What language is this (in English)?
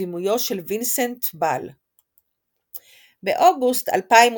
Hebrew